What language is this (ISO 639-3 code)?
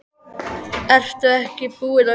isl